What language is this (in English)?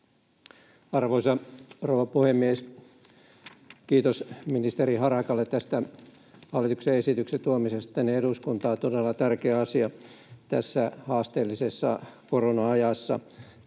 Finnish